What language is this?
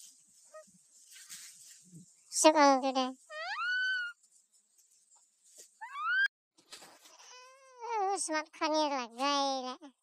Turkish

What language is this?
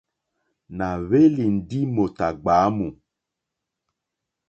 Mokpwe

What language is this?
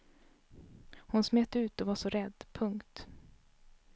Swedish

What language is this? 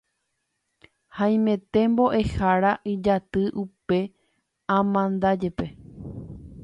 Guarani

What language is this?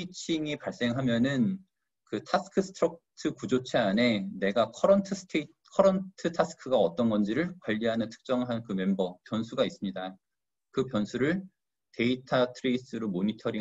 Korean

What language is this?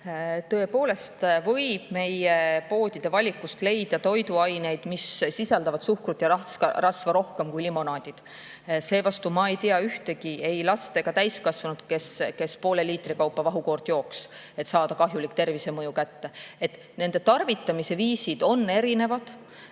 Estonian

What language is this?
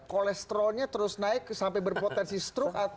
Indonesian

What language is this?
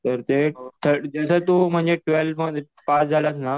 Marathi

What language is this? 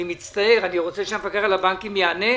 Hebrew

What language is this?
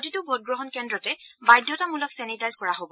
Assamese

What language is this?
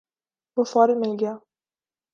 Urdu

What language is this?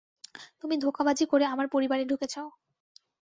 Bangla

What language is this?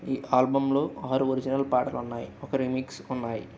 Telugu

